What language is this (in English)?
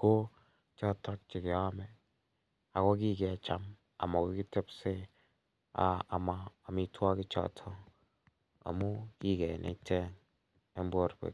Kalenjin